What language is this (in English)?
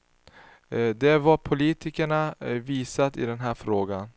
Swedish